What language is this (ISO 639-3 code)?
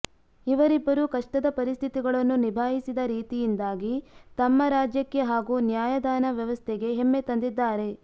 kan